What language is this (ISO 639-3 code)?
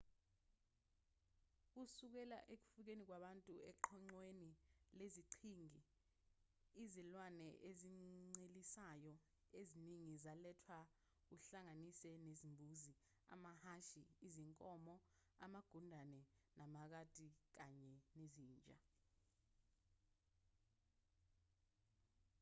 zul